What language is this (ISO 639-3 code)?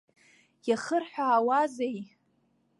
abk